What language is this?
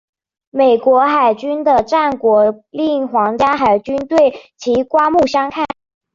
Chinese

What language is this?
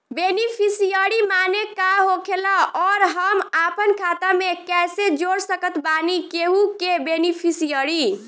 Bhojpuri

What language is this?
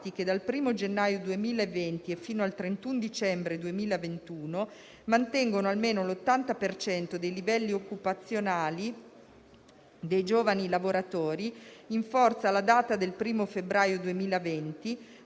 Italian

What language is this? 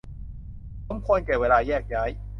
Thai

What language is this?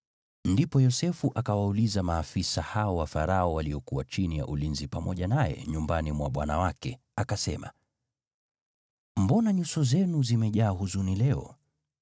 Swahili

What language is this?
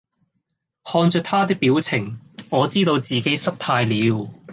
Cantonese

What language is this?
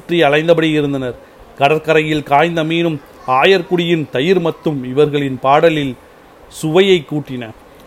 Tamil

